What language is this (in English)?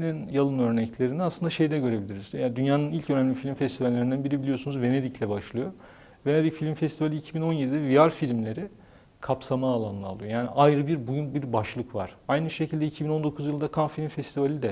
Turkish